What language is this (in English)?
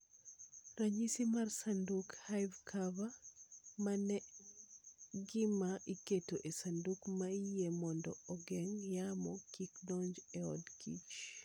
Luo (Kenya and Tanzania)